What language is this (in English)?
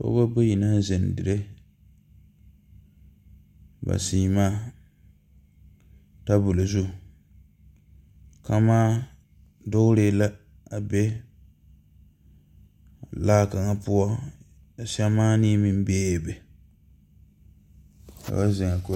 Southern Dagaare